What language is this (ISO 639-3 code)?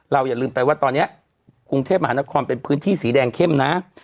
tha